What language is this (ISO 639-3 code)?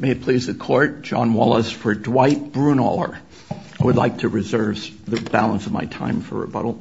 eng